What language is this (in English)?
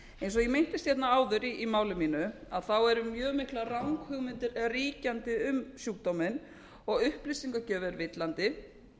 Icelandic